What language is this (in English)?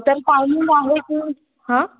Marathi